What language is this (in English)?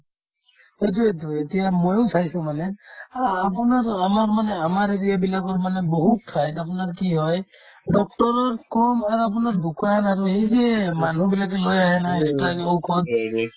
Assamese